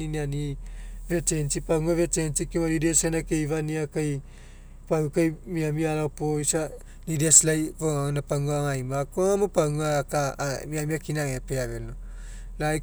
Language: Mekeo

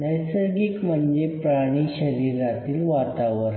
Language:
Marathi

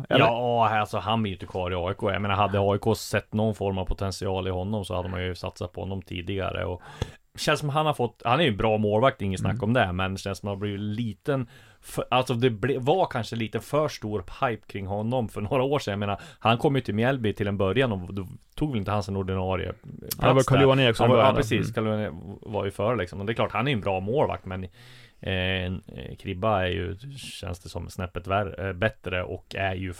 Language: Swedish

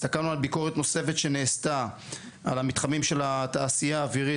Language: Hebrew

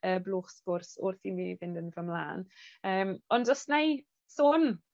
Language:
Welsh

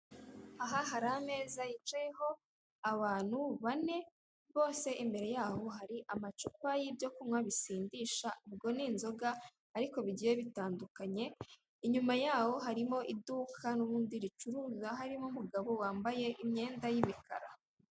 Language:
Kinyarwanda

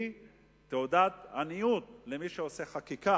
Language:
Hebrew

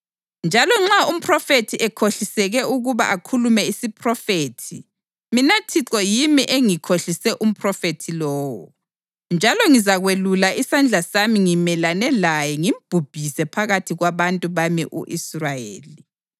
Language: North Ndebele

